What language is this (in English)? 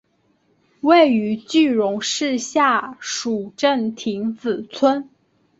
Chinese